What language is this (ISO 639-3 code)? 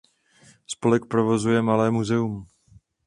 ces